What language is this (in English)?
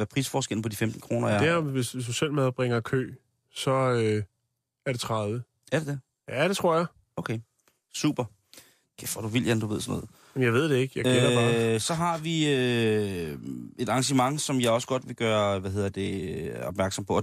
Danish